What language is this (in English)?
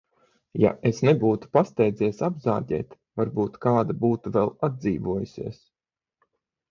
Latvian